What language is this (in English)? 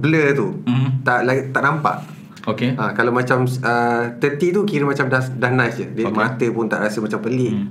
Malay